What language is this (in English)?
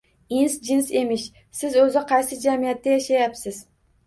Uzbek